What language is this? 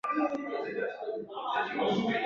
Chinese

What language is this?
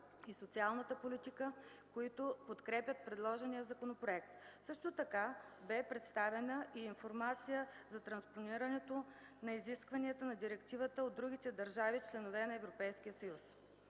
Bulgarian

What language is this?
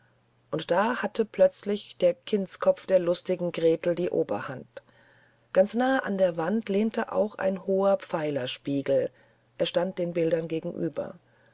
German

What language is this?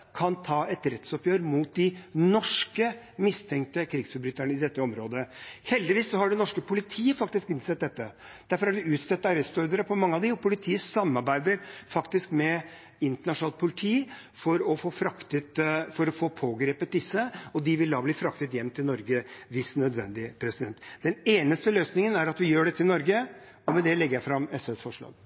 Norwegian Bokmål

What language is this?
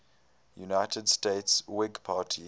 English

